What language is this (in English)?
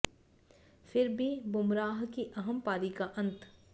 Hindi